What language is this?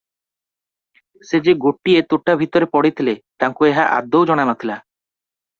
Odia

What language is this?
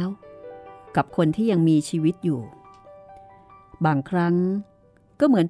Thai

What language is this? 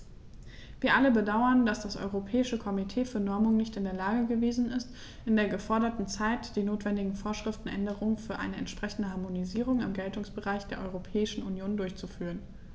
German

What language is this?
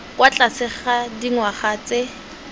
Tswana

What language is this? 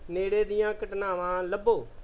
Punjabi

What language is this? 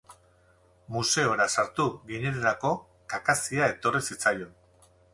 Basque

